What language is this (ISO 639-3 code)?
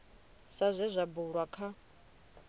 ven